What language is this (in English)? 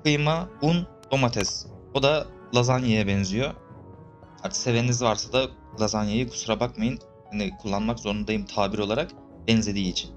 Turkish